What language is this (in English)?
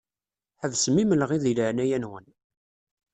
Kabyle